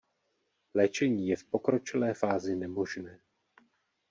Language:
Czech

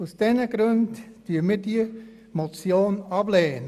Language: Swiss German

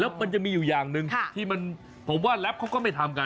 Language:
Thai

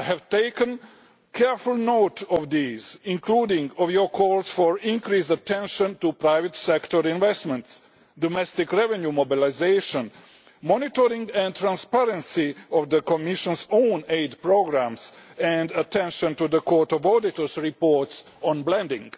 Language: English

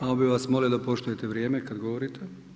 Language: Croatian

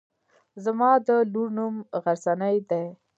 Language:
Pashto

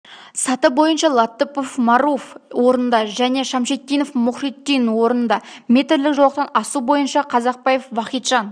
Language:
Kazakh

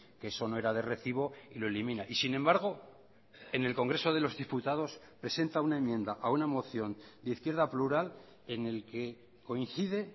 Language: Spanish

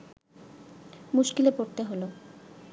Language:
Bangla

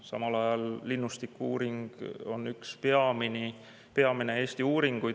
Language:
Estonian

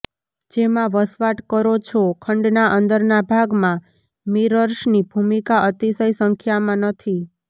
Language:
Gujarati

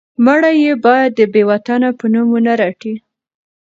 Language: Pashto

